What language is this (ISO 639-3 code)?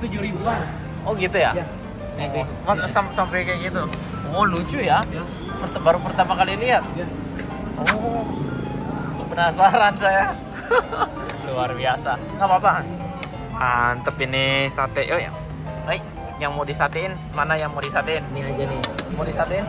ind